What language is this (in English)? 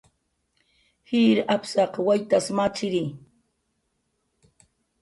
Jaqaru